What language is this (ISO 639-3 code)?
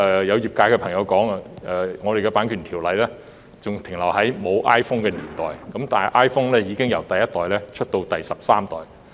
yue